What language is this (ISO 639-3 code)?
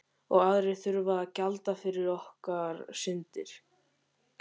isl